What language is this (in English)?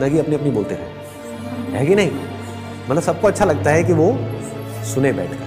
Hindi